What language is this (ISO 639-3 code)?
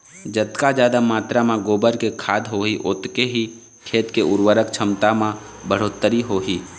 hne